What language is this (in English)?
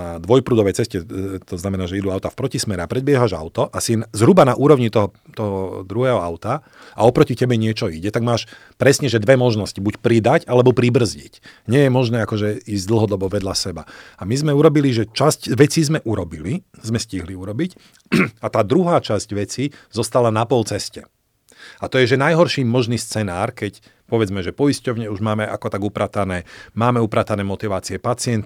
Slovak